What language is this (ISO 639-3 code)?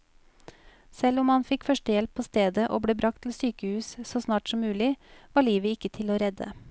nor